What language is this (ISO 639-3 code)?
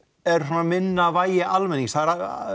isl